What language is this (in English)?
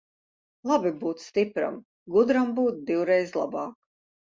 Latvian